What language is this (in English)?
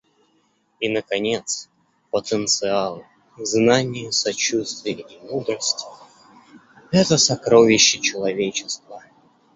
Russian